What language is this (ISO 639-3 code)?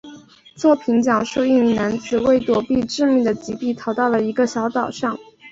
zho